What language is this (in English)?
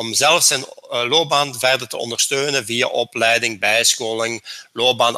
Dutch